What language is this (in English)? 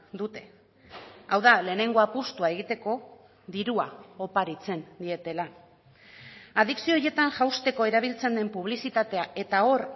Basque